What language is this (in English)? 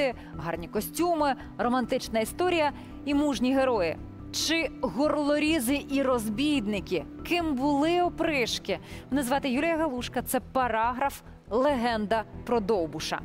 Ukrainian